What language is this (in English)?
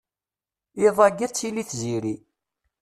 Kabyle